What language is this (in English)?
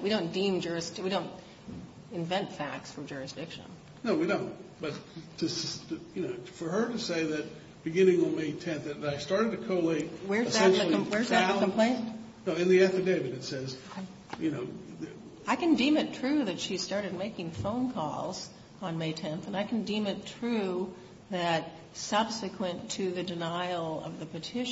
English